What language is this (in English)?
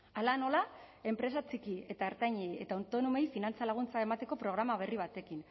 Basque